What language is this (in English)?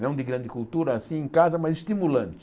Portuguese